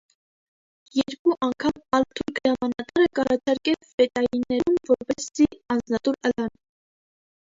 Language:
Armenian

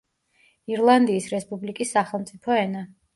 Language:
Georgian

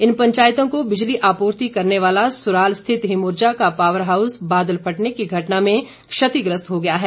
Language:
Hindi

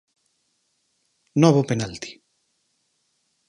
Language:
Galician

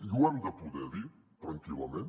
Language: Catalan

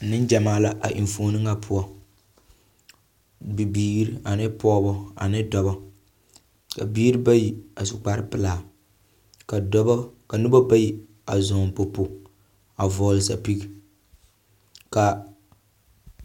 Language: Southern Dagaare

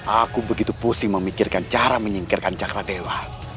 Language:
Indonesian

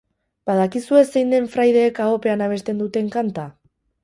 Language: Basque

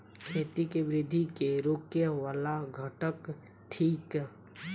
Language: Maithili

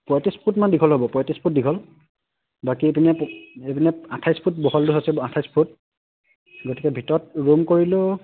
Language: Assamese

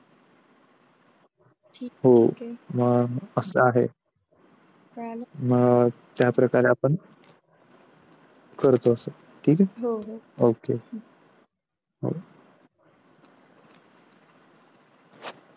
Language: Marathi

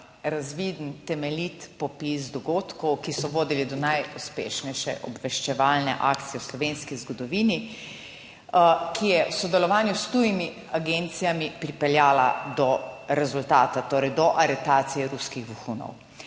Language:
Slovenian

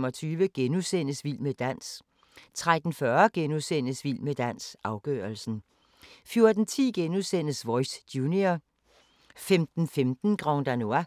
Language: Danish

